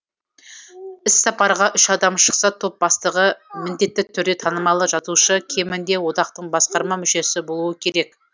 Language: Kazakh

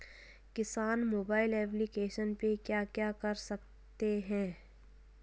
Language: Hindi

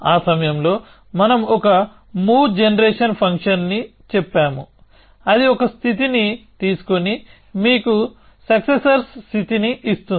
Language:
Telugu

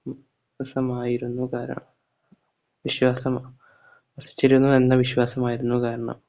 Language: Malayalam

